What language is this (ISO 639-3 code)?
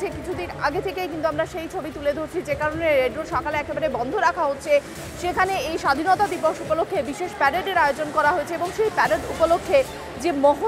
tha